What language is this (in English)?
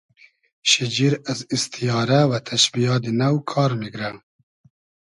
Hazaragi